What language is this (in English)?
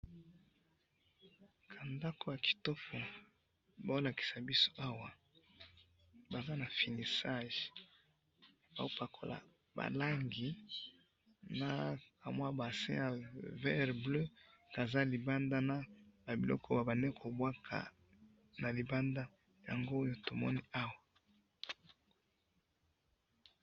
Lingala